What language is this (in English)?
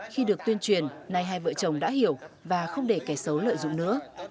Vietnamese